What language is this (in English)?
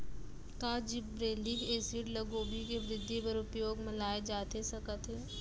Chhattisgarhi